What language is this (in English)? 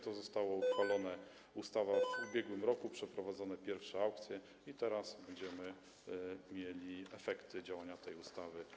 Polish